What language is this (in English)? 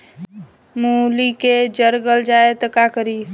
Bhojpuri